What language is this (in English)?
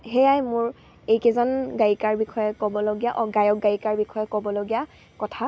Assamese